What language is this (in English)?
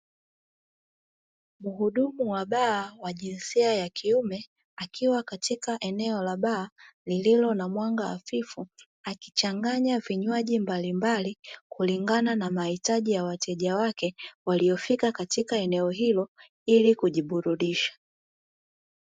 Swahili